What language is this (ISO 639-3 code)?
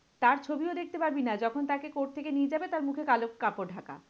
ben